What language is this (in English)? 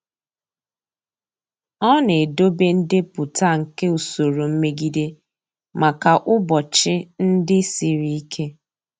Igbo